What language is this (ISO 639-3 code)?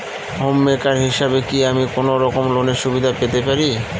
ben